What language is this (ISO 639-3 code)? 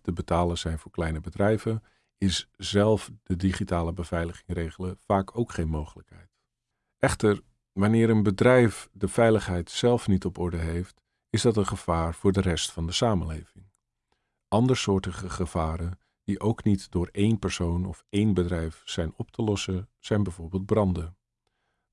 nld